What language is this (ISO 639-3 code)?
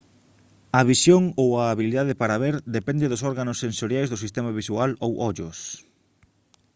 glg